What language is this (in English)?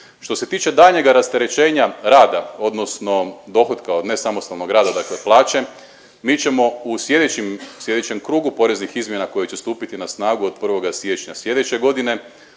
Croatian